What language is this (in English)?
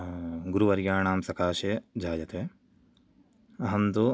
Sanskrit